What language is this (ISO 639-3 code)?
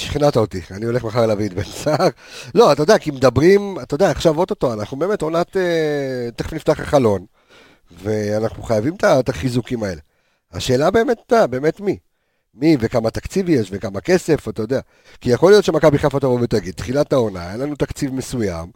heb